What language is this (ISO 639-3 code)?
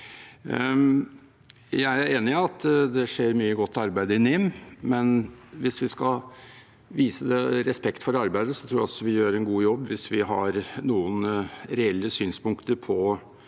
nor